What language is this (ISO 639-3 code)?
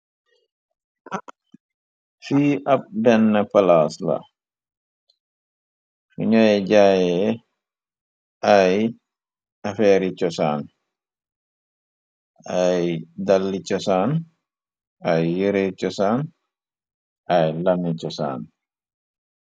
wol